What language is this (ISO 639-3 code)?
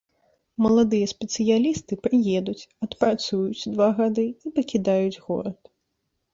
bel